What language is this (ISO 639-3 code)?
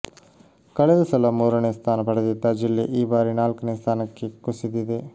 kan